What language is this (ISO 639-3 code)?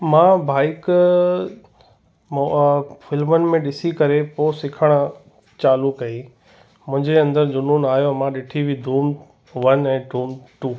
snd